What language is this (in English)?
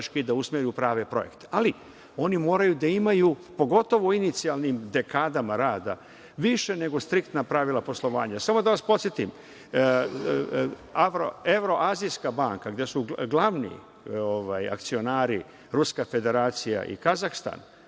Serbian